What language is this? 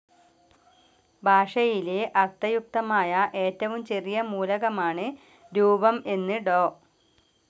Malayalam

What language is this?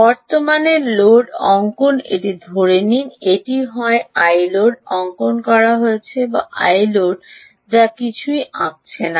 Bangla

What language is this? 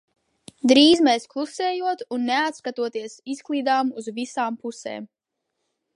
Latvian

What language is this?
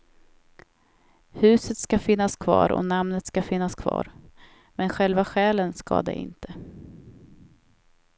Swedish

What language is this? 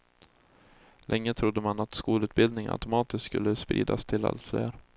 Swedish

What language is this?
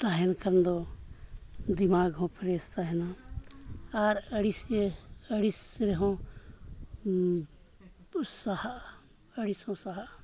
Santali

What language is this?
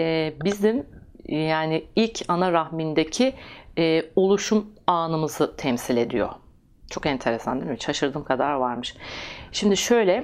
Turkish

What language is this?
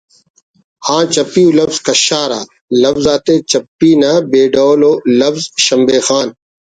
Brahui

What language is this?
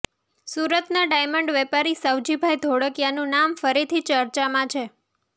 Gujarati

